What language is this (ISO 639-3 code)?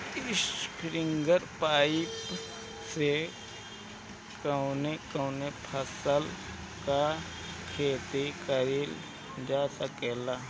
bho